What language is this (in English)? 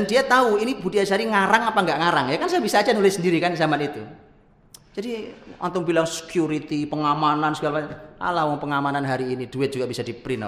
Indonesian